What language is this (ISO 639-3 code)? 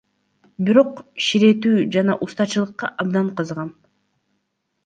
kir